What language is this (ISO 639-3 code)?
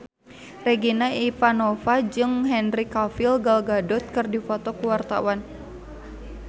sun